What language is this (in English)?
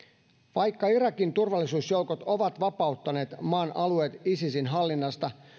Finnish